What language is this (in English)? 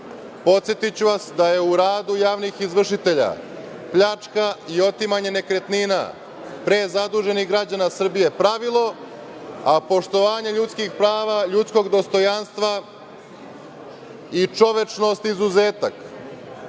Serbian